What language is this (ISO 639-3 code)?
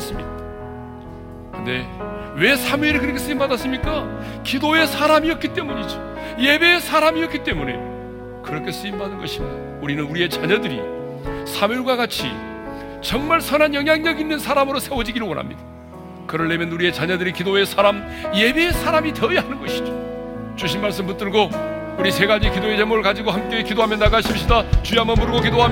kor